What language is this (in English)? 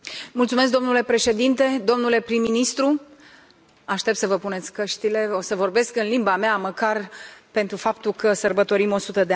Romanian